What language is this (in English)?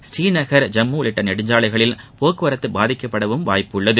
Tamil